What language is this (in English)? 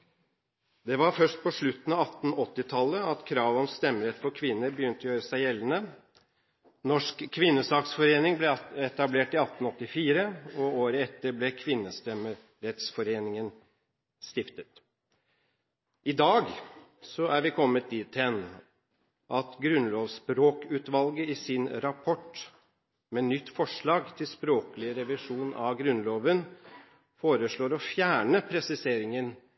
Norwegian Bokmål